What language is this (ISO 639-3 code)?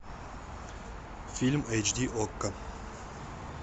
rus